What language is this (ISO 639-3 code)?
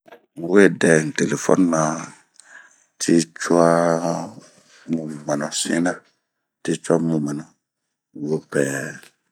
bmq